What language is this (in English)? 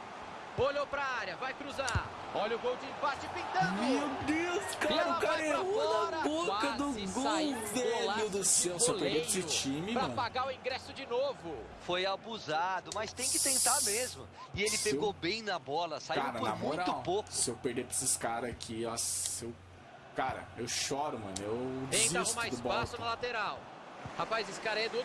Portuguese